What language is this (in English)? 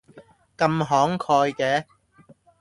Cantonese